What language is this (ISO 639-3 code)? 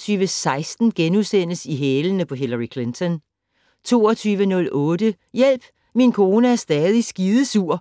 dan